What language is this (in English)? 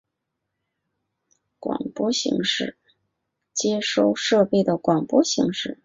Chinese